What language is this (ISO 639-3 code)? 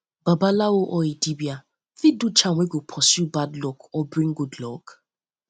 pcm